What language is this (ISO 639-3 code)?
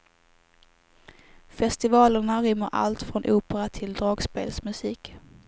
swe